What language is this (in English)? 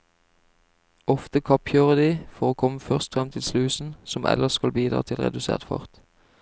Norwegian